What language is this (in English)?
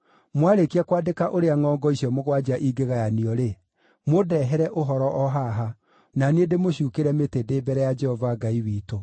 Kikuyu